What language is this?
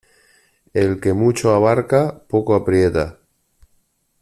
Spanish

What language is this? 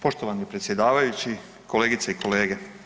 Croatian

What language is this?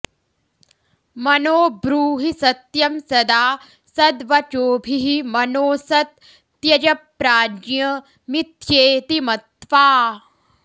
Sanskrit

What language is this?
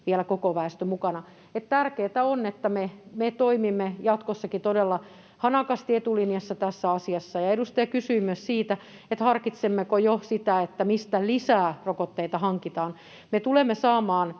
Finnish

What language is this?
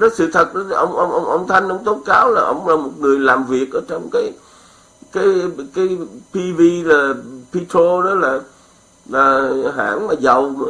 Vietnamese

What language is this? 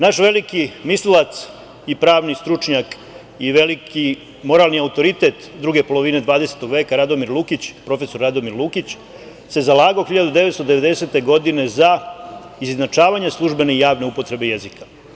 Serbian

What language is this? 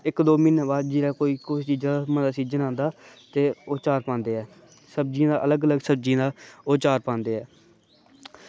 Dogri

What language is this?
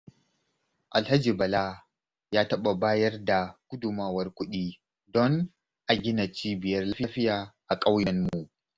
Hausa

